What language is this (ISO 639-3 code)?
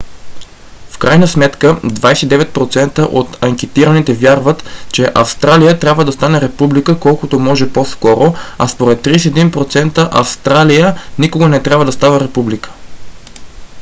bul